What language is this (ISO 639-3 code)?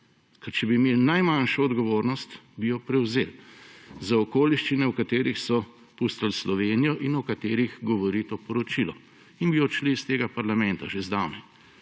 slv